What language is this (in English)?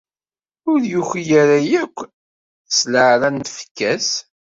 Kabyle